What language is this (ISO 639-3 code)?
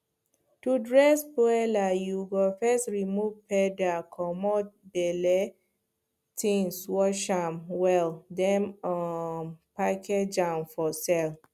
pcm